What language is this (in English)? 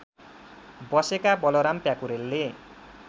Nepali